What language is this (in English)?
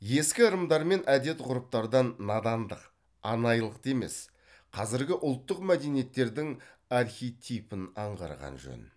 Kazakh